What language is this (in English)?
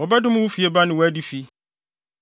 Akan